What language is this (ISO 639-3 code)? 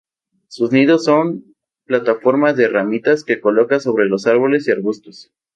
spa